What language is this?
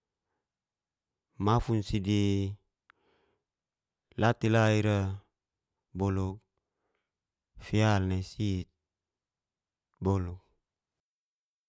Geser-Gorom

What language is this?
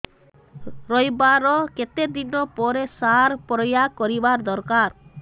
Odia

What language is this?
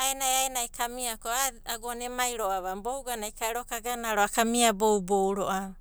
Abadi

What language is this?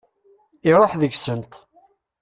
Kabyle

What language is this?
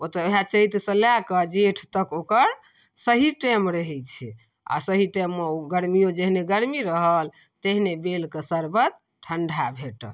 Maithili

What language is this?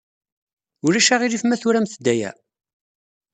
Kabyle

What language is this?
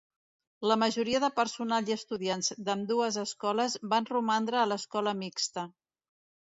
Catalan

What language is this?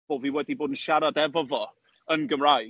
Welsh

